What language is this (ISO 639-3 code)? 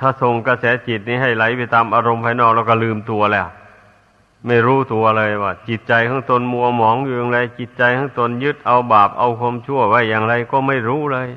tha